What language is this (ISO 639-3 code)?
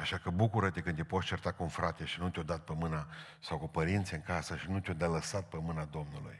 ron